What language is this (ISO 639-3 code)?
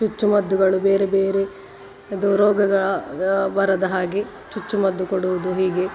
kan